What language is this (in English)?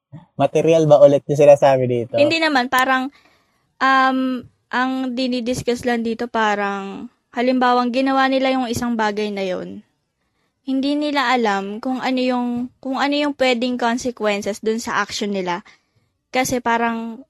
Filipino